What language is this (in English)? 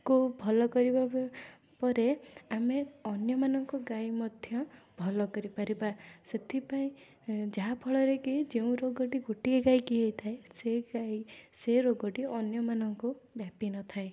Odia